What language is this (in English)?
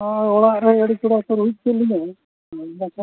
Santali